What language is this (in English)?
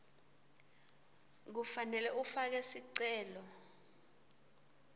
Swati